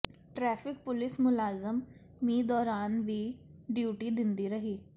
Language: Punjabi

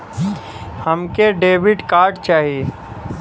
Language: Bhojpuri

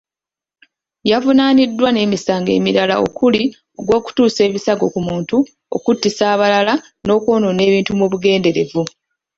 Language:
Ganda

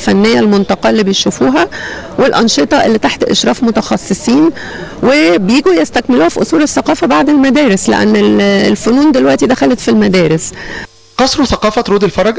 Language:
Arabic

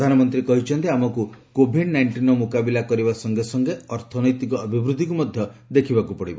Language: Odia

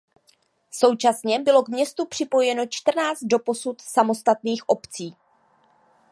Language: Czech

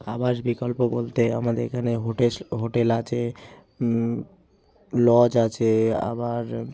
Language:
Bangla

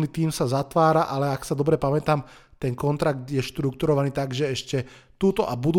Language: Slovak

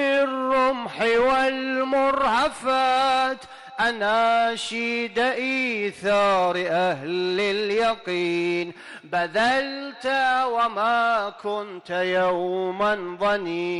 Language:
Arabic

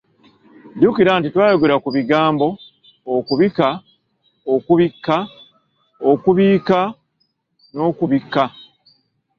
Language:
Ganda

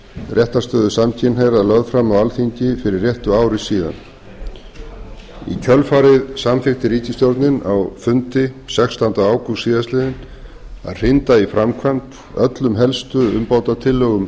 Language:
Icelandic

